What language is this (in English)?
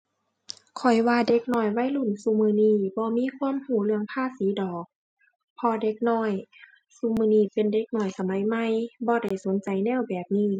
Thai